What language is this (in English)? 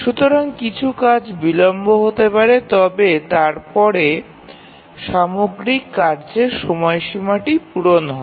Bangla